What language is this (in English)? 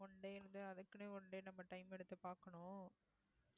Tamil